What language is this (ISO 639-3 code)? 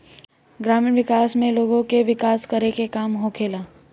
bho